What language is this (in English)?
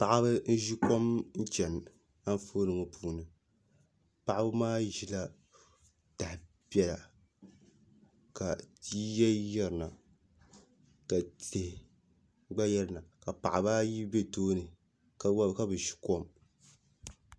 Dagbani